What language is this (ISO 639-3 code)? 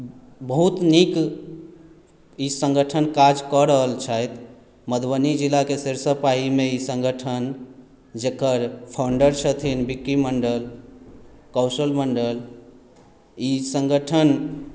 mai